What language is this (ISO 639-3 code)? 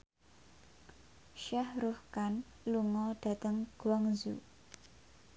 jav